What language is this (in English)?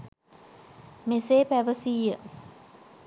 Sinhala